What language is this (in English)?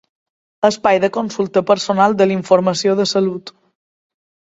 Catalan